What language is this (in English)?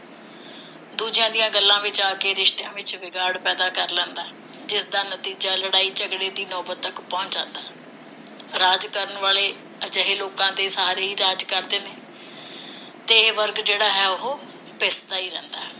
Punjabi